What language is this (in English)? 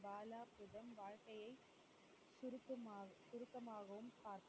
Tamil